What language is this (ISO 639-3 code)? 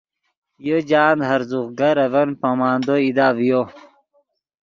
ydg